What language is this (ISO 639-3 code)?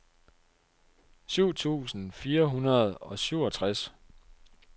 dan